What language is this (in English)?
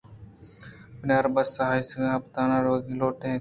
Eastern Balochi